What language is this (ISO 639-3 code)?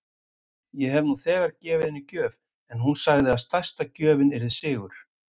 isl